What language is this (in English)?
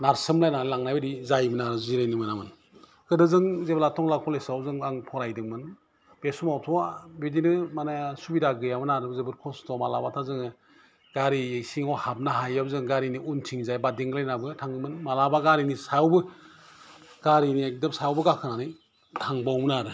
Bodo